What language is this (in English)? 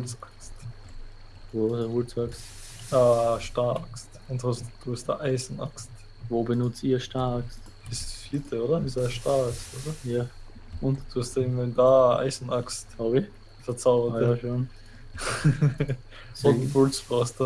German